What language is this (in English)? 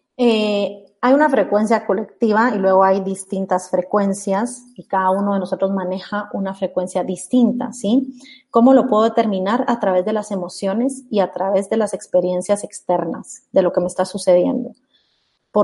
Spanish